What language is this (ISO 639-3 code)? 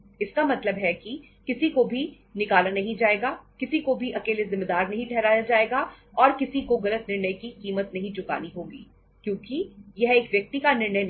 hin